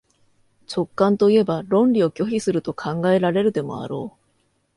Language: Japanese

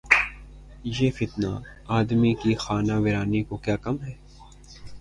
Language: Urdu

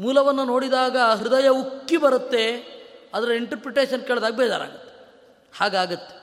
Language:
Kannada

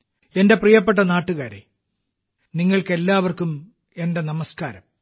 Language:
Malayalam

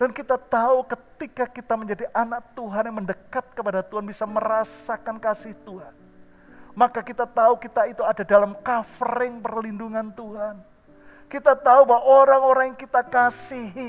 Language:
Indonesian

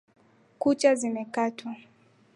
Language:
Swahili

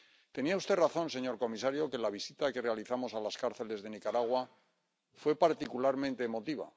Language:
Spanish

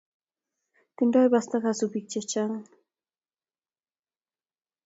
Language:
Kalenjin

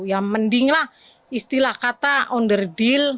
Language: Indonesian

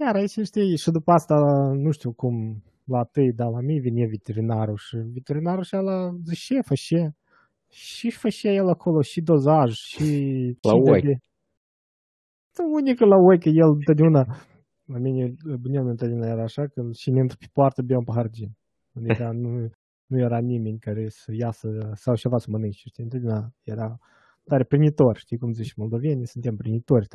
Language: Romanian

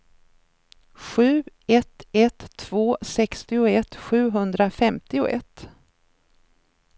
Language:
Swedish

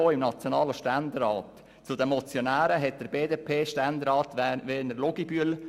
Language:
Swiss German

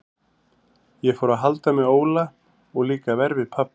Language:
Icelandic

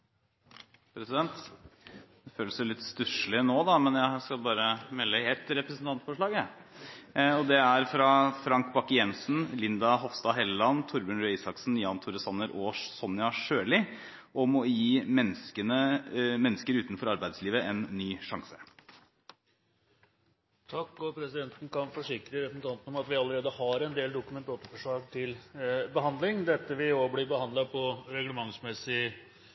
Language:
Norwegian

